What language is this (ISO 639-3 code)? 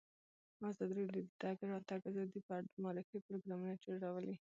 pus